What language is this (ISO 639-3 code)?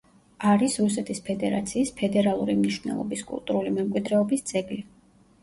kat